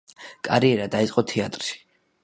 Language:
Georgian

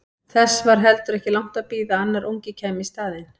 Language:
Icelandic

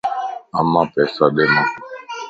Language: Lasi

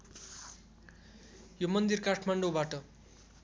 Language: Nepali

